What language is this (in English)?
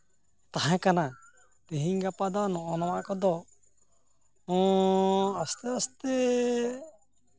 Santali